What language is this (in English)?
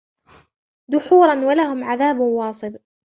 Arabic